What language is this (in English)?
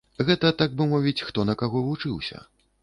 Belarusian